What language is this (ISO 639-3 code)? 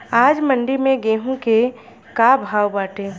bho